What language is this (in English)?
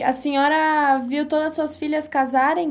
Portuguese